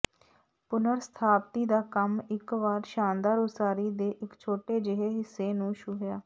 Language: Punjabi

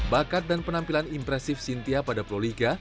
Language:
Indonesian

